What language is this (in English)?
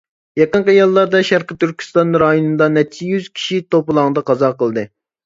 Uyghur